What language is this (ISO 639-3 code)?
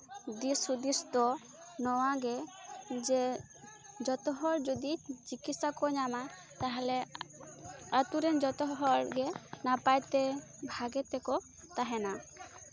sat